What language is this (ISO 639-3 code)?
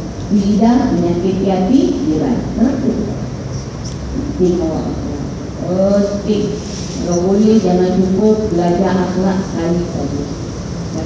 msa